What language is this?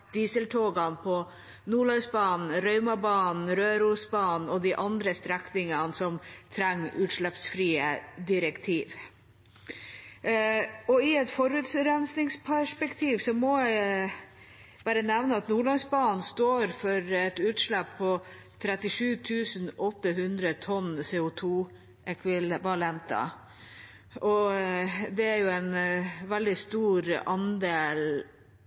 Norwegian Bokmål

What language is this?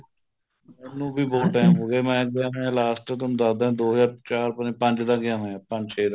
Punjabi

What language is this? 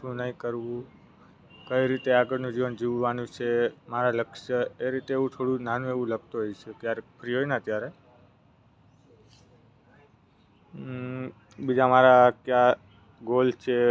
Gujarati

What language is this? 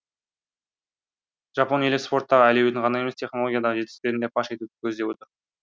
Kazakh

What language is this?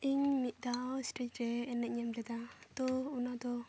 Santali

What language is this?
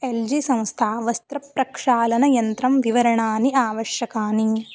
Sanskrit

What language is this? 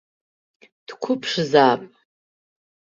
Abkhazian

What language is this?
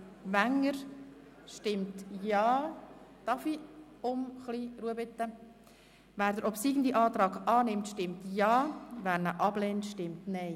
Swiss German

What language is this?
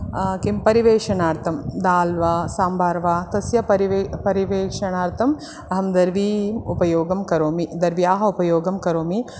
Sanskrit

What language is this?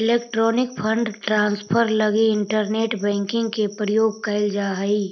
Magahi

